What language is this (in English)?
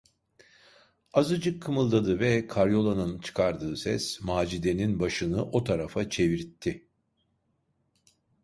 Turkish